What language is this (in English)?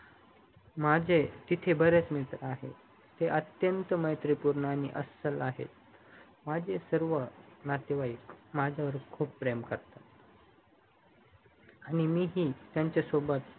Marathi